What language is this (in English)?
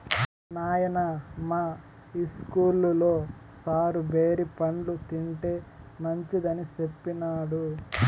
Telugu